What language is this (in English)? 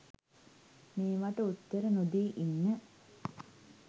Sinhala